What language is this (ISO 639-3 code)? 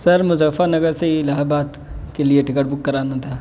urd